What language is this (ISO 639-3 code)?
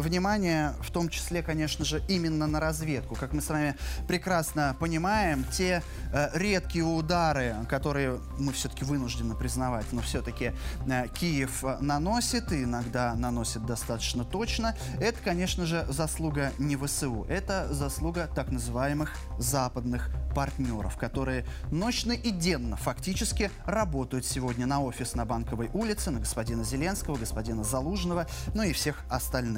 rus